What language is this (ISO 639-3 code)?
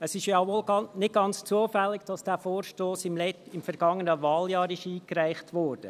gsw